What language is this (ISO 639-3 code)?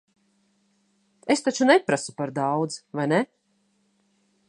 lav